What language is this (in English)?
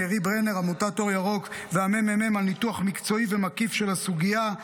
Hebrew